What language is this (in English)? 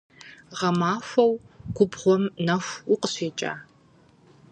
Kabardian